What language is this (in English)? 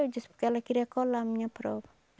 Portuguese